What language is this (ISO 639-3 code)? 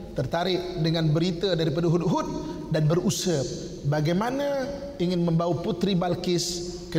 msa